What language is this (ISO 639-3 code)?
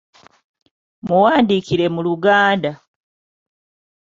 lug